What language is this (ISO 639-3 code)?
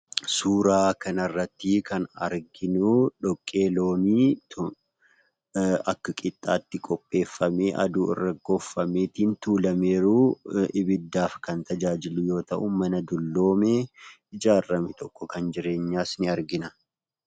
orm